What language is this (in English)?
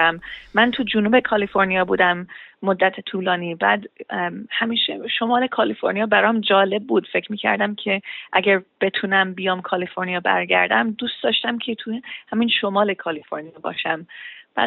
Persian